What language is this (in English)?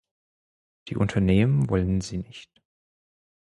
German